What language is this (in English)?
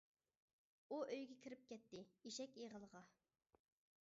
Uyghur